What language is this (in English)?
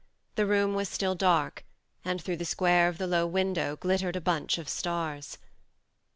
English